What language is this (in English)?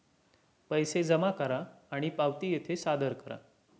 Marathi